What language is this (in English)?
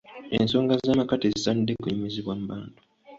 Ganda